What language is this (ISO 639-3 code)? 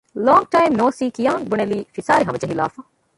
div